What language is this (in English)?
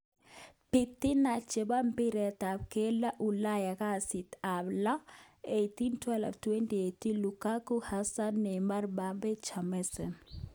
Kalenjin